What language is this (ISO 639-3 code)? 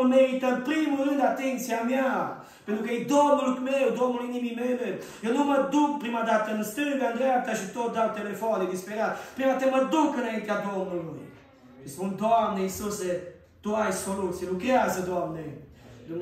ron